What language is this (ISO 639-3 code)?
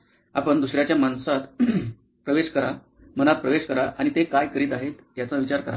mar